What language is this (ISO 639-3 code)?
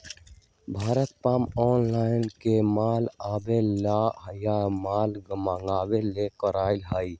mag